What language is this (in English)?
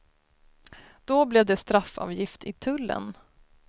Swedish